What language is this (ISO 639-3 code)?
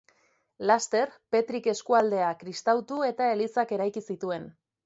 eus